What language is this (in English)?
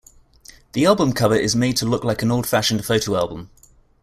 English